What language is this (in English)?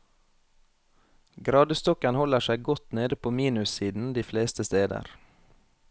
Norwegian